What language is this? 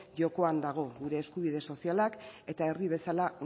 Basque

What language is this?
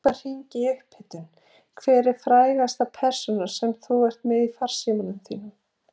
Icelandic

